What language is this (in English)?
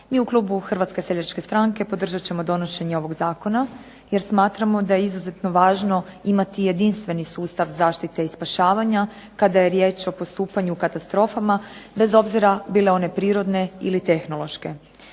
Croatian